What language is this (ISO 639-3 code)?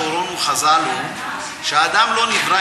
heb